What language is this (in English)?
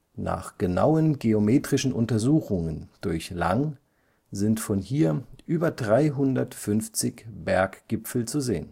German